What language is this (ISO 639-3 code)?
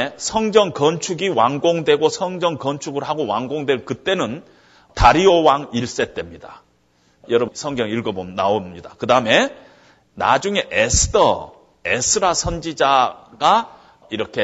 kor